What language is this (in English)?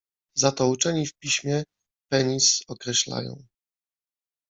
Polish